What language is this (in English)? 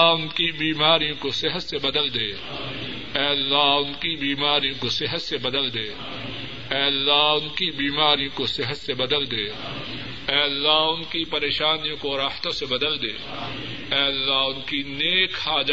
Urdu